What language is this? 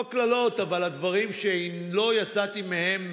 Hebrew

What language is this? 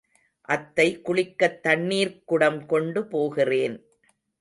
Tamil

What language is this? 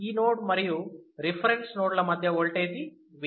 Telugu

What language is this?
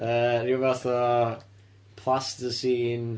Welsh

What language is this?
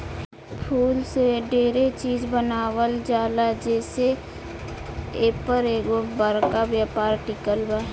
Bhojpuri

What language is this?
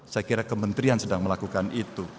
Indonesian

